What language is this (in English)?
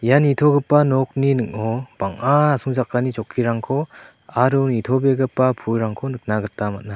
Garo